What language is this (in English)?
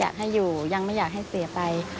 Thai